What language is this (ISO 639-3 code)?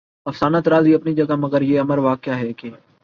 urd